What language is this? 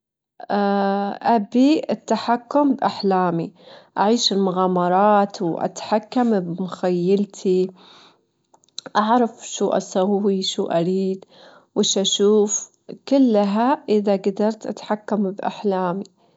Gulf Arabic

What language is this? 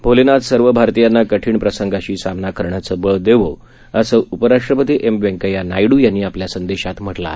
Marathi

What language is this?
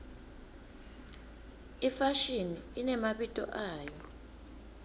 Swati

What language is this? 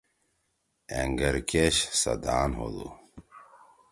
Torwali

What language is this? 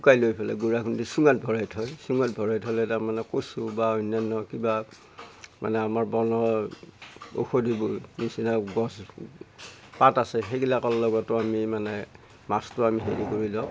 Assamese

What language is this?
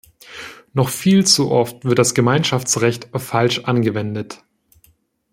German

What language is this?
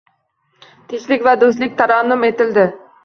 Uzbek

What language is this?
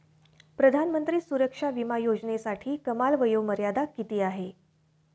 Marathi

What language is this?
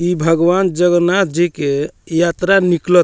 Bhojpuri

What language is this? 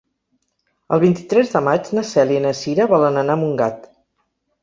Catalan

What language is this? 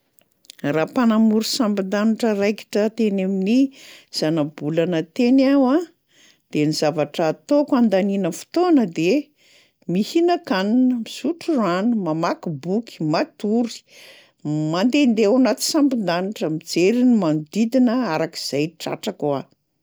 Malagasy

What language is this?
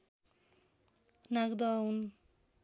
Nepali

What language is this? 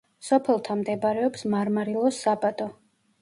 Georgian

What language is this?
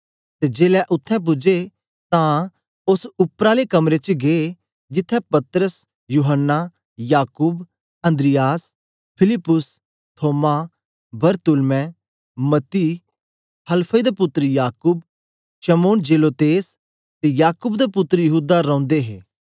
Dogri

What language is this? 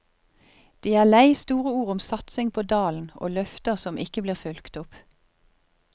Norwegian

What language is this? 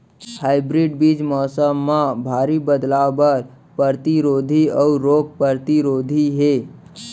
Chhattisgarhi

